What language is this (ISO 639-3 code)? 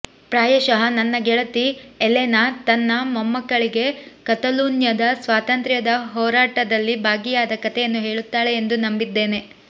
kan